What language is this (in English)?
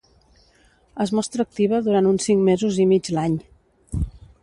Catalan